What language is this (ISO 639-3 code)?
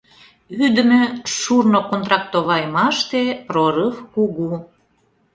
chm